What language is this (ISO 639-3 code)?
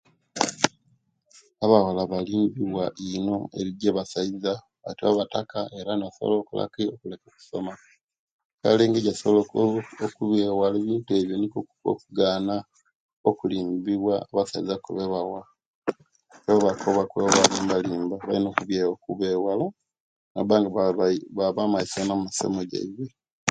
lke